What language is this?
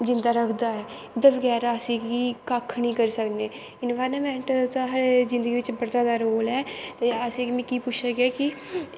Dogri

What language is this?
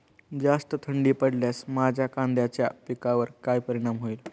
Marathi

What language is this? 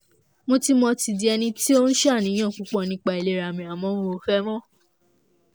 Yoruba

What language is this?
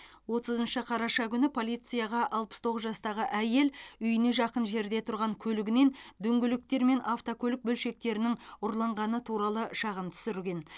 Kazakh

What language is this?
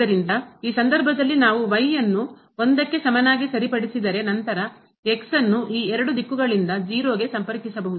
Kannada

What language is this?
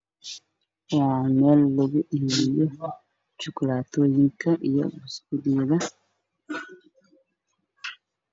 Somali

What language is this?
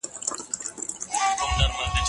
Pashto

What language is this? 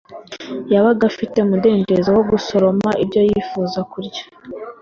Kinyarwanda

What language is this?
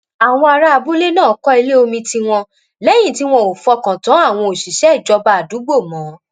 Yoruba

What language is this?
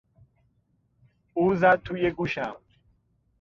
Persian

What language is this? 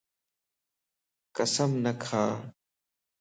Lasi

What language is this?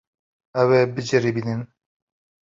Kurdish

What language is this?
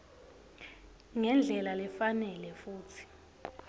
Swati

